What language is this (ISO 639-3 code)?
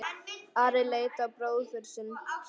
isl